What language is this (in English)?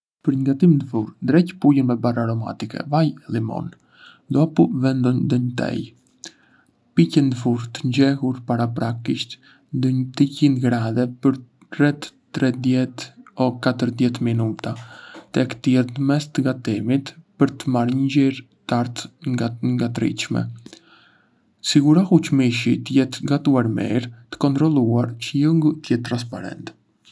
Arbëreshë Albanian